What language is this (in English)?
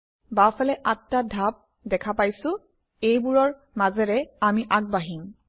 Assamese